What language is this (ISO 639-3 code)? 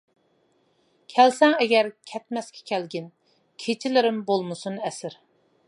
uig